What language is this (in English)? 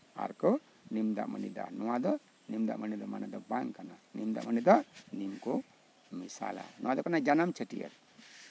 Santali